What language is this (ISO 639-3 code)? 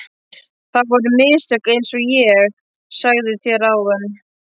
isl